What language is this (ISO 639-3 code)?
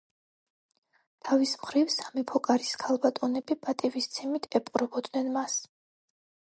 kat